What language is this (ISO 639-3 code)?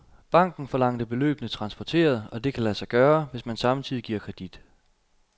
dan